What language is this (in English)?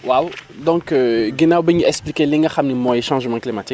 Wolof